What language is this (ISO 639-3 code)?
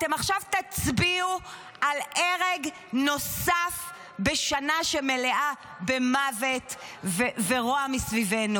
heb